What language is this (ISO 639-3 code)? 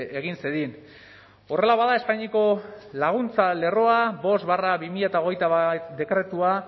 eus